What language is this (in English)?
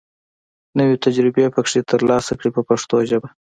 Pashto